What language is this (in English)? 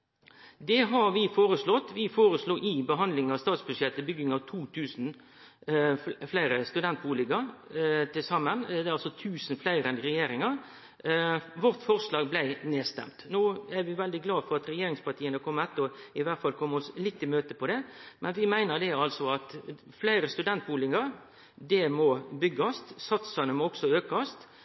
Norwegian Nynorsk